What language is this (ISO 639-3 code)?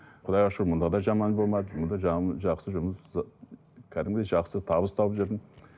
kaz